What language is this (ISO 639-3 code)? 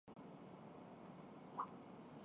urd